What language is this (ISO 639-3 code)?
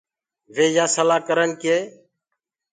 ggg